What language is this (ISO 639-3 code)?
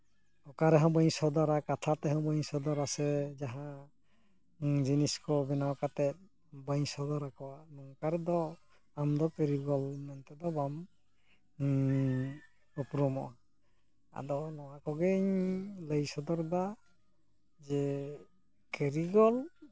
sat